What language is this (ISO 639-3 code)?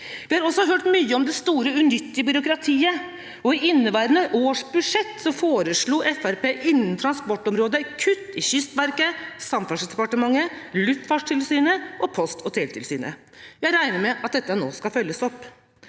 nor